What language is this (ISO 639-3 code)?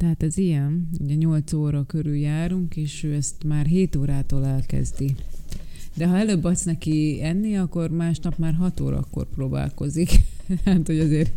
hun